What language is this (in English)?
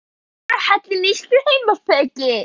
Icelandic